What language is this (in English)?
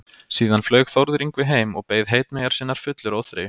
Icelandic